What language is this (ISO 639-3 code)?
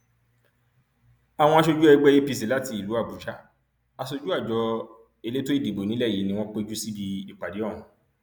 yor